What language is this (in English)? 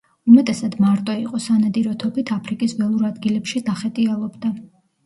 Georgian